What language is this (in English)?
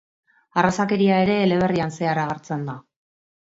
Basque